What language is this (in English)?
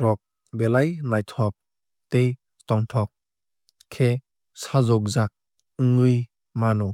Kok Borok